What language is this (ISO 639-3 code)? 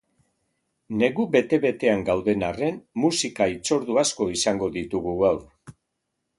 eus